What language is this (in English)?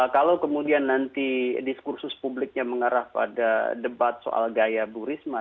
Indonesian